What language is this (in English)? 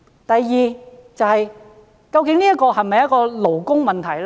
Cantonese